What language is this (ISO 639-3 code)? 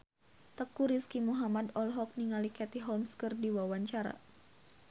sun